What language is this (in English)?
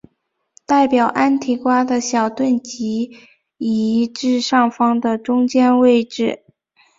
Chinese